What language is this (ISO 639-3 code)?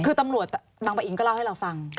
tha